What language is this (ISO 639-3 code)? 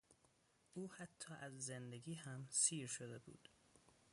fas